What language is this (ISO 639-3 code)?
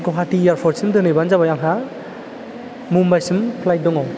brx